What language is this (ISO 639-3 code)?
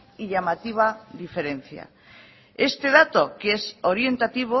spa